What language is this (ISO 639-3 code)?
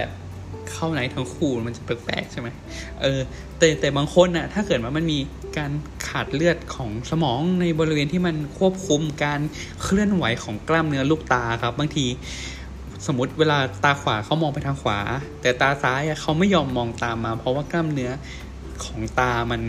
tha